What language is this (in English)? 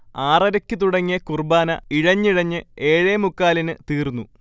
Malayalam